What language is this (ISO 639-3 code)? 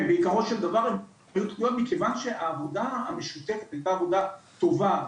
heb